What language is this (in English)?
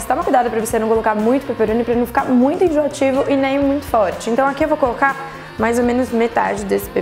Portuguese